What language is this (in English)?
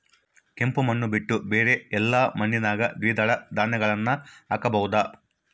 Kannada